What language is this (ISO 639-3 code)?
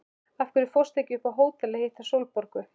isl